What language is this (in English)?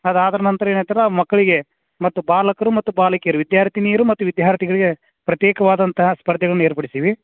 Kannada